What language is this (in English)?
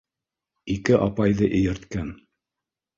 Bashkir